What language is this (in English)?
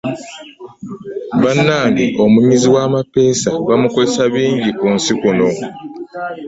Ganda